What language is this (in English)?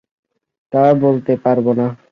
Bangla